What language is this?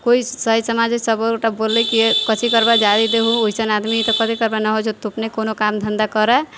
Maithili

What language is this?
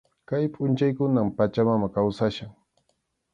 Arequipa-La Unión Quechua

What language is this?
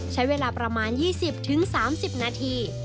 Thai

